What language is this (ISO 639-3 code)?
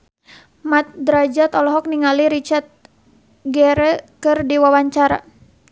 sun